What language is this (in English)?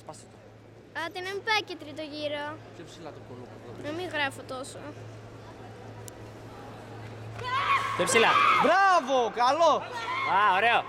Greek